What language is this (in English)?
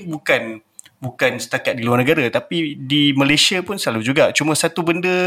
Malay